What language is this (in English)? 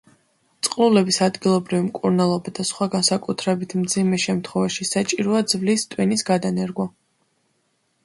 Georgian